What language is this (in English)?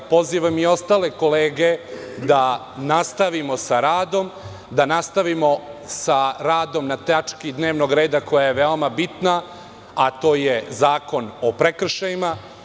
Serbian